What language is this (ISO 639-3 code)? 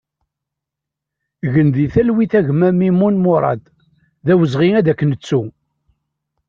kab